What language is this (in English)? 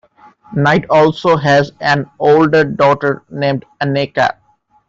English